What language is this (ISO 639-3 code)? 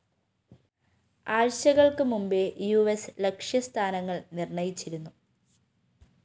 mal